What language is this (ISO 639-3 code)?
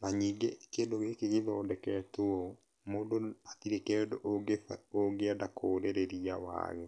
kik